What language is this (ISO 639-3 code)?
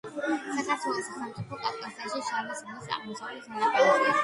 kat